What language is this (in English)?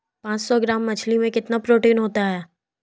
Hindi